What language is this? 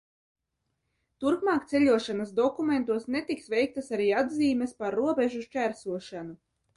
Latvian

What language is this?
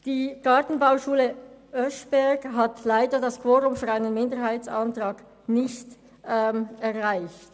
Swiss German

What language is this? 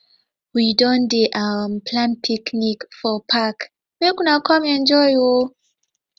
Nigerian Pidgin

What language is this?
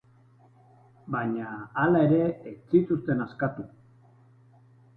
Basque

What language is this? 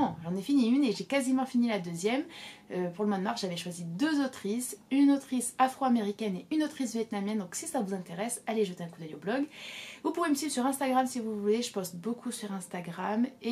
French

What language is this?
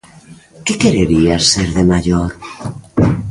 Galician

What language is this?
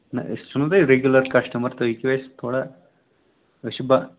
Kashmiri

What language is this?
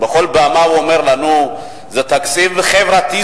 Hebrew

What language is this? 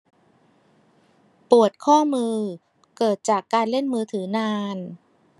Thai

